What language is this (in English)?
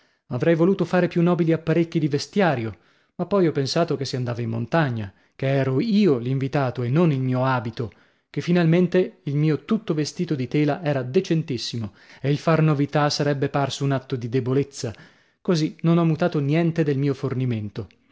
Italian